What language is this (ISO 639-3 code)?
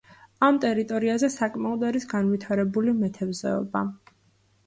kat